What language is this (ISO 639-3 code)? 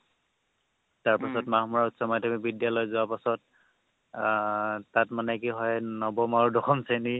asm